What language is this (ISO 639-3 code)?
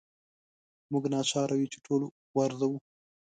pus